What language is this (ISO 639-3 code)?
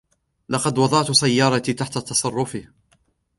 ara